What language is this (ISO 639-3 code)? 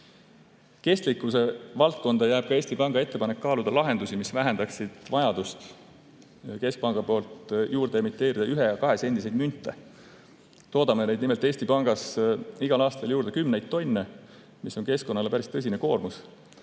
est